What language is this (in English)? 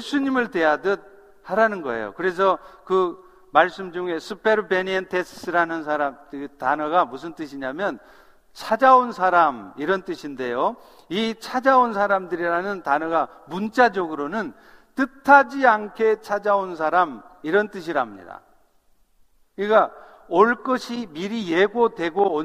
Korean